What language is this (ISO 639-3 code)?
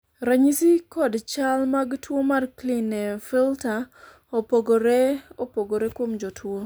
luo